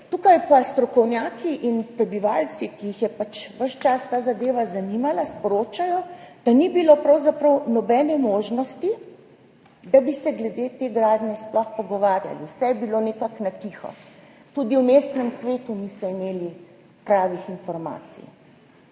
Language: Slovenian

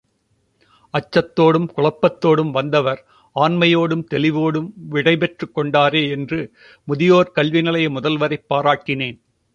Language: Tamil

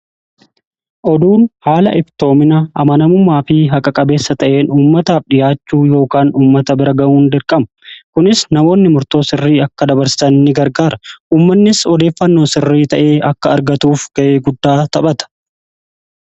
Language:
Oromo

